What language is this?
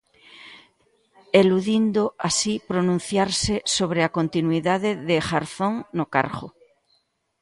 Galician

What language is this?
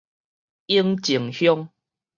Min Nan Chinese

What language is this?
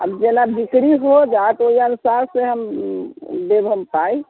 Maithili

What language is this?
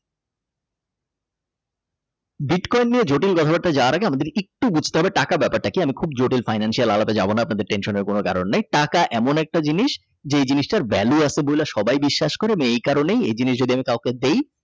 Bangla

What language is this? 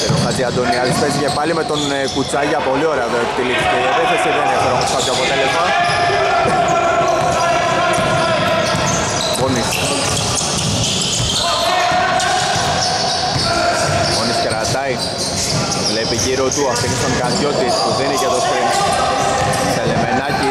Greek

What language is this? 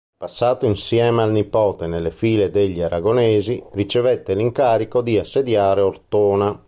Italian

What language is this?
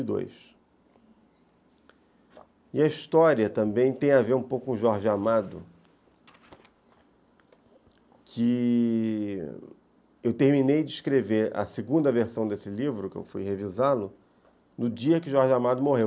Portuguese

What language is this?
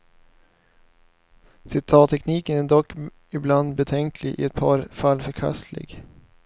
Swedish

